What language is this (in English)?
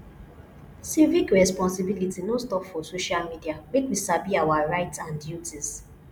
Nigerian Pidgin